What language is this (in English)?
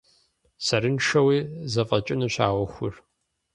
Kabardian